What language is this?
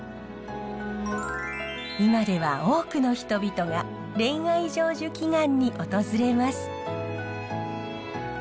Japanese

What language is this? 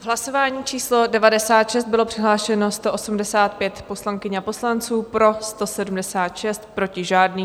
Czech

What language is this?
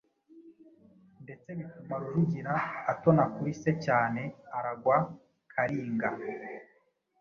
Kinyarwanda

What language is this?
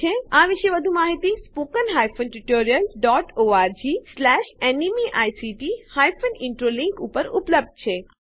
Gujarati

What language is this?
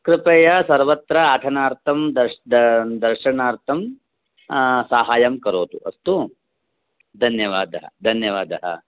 Sanskrit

